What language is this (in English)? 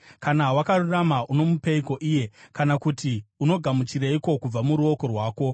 Shona